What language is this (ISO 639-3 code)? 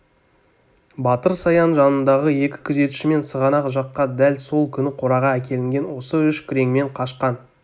kaz